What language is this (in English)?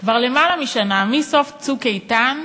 Hebrew